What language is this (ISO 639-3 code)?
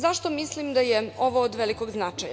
srp